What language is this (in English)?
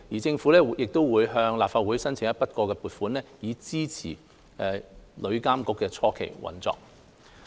Cantonese